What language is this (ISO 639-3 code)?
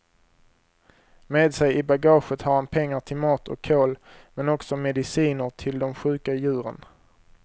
swe